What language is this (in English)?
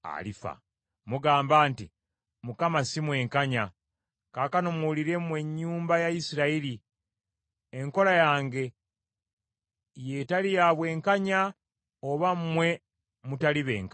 Ganda